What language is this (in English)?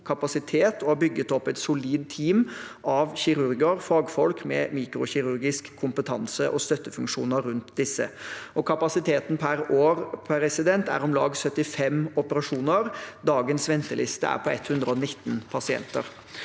Norwegian